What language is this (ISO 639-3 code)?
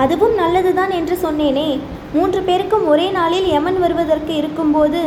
tam